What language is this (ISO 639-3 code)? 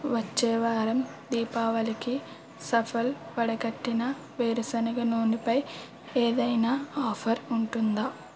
tel